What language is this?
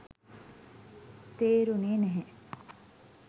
Sinhala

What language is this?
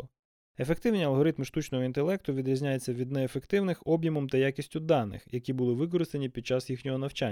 Ukrainian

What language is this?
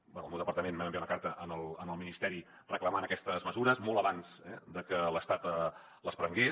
Catalan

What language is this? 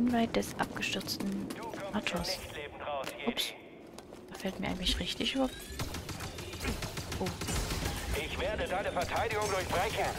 German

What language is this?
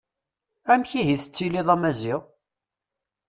Kabyle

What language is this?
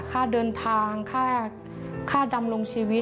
Thai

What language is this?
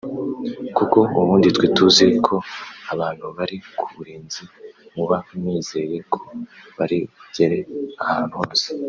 Kinyarwanda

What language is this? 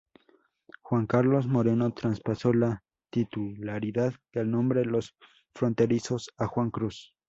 Spanish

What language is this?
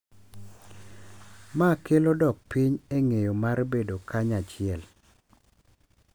Luo (Kenya and Tanzania)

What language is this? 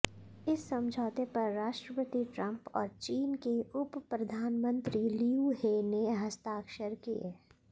Hindi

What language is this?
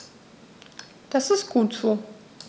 German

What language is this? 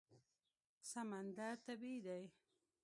Pashto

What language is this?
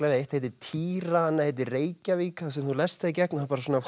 Icelandic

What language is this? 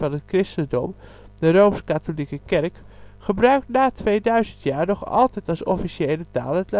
Dutch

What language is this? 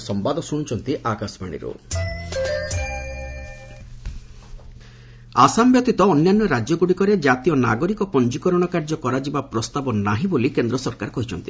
Odia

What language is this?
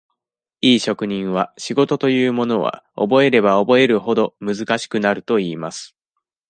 Japanese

